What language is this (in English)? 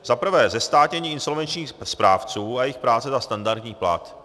Czech